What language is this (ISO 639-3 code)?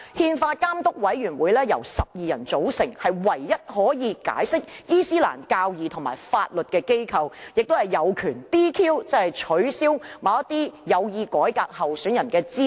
yue